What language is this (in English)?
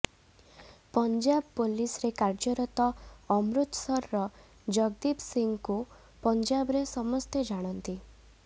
Odia